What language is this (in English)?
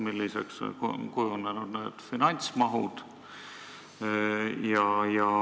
Estonian